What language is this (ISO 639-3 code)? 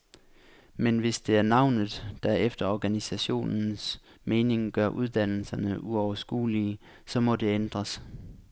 dan